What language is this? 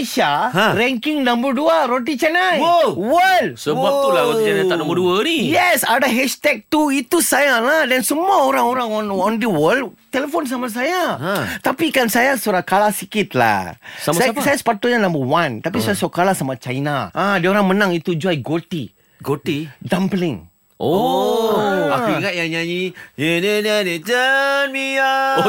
Malay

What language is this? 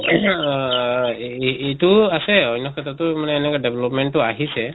Assamese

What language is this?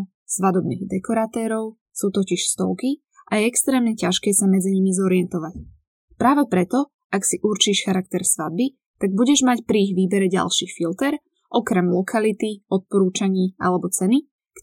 Slovak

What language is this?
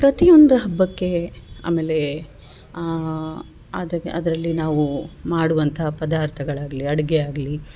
Kannada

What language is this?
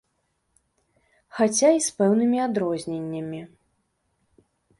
Belarusian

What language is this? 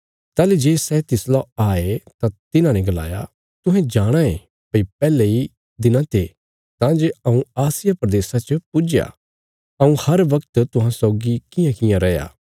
Bilaspuri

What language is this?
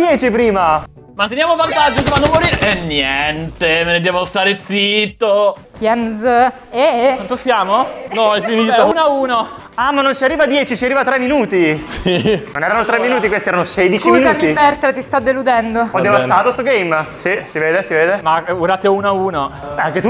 Italian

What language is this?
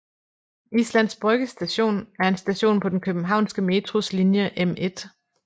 Danish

